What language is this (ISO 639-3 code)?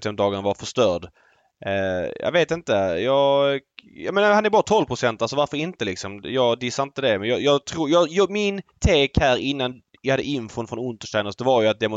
swe